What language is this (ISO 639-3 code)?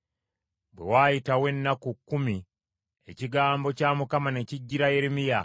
lug